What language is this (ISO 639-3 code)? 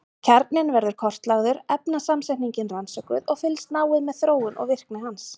isl